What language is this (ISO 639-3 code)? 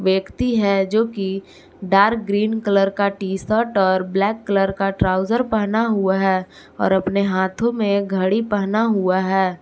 hin